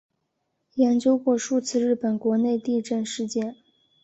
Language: Chinese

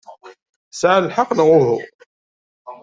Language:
Kabyle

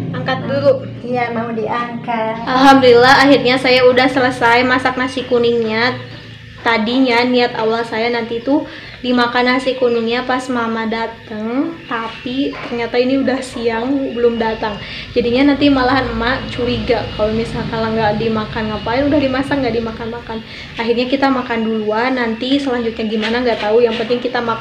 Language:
Indonesian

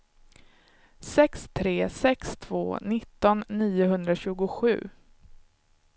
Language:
Swedish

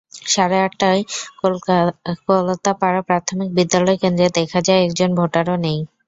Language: Bangla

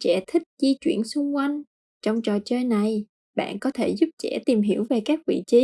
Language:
Vietnamese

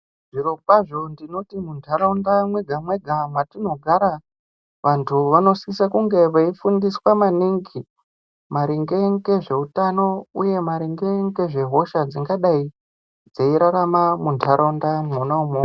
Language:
Ndau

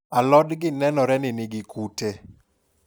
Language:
Luo (Kenya and Tanzania)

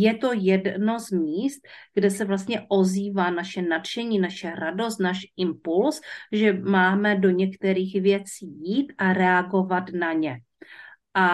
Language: Czech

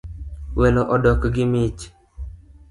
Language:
Luo (Kenya and Tanzania)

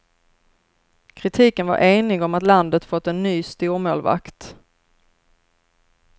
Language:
Swedish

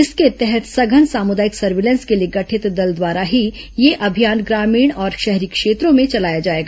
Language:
Hindi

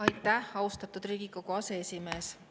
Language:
Estonian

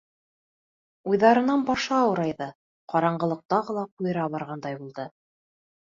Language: Bashkir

